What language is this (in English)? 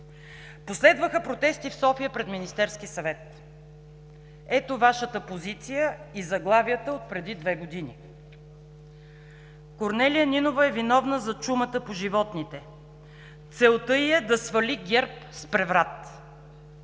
Bulgarian